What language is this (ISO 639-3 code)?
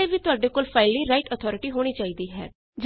pan